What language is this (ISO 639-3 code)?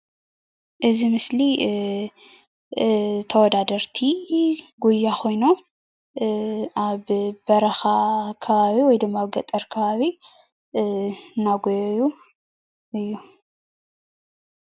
tir